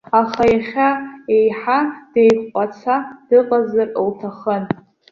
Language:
Abkhazian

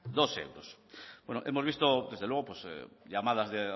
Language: Spanish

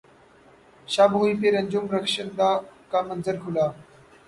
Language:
Urdu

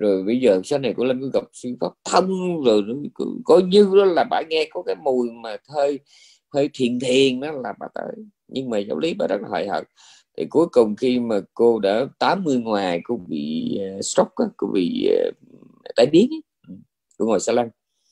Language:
Vietnamese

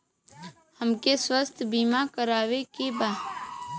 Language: Bhojpuri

